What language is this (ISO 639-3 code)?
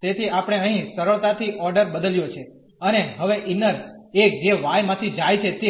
guj